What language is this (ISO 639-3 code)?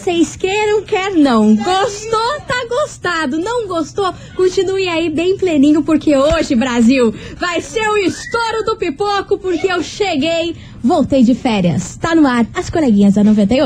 por